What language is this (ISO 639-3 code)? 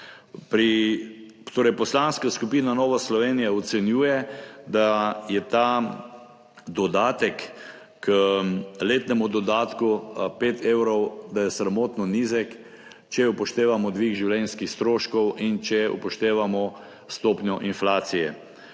slv